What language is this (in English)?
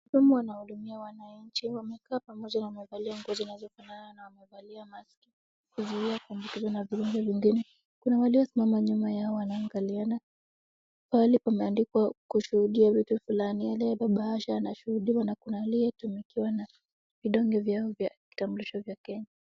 Swahili